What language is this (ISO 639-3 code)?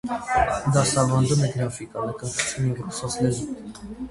hye